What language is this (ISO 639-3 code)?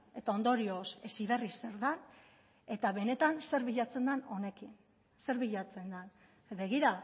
eus